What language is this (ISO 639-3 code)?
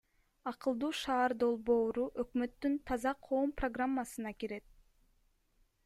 kir